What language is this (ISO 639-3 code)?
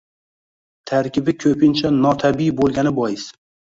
uzb